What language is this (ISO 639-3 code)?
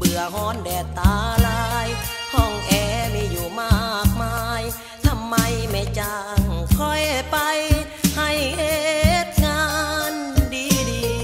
tha